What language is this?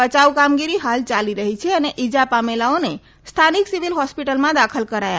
Gujarati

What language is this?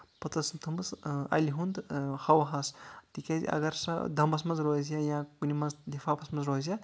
Kashmiri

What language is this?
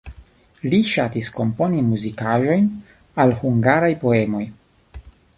Esperanto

